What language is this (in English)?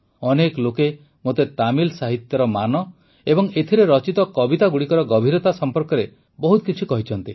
Odia